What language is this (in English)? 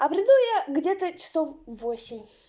Russian